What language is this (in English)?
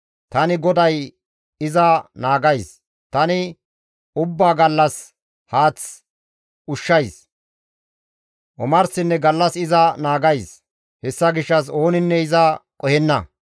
Gamo